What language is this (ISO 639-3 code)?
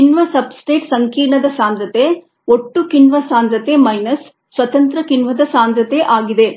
kan